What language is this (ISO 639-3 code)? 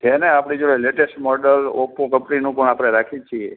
guj